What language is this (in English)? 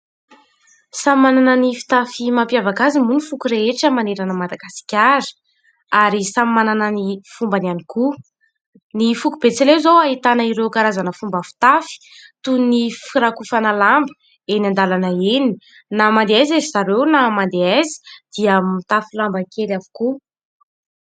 Malagasy